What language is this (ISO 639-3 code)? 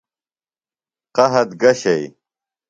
phl